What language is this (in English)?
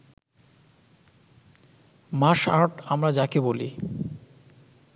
Bangla